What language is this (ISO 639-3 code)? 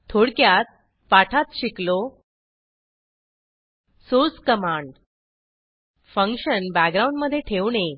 mar